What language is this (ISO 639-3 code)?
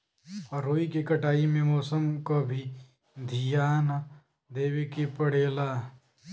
bho